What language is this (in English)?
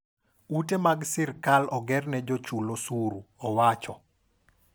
Luo (Kenya and Tanzania)